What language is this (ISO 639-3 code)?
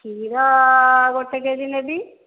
ori